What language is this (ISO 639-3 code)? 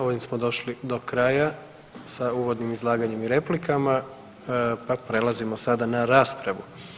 hrv